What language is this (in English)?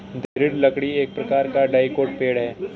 Hindi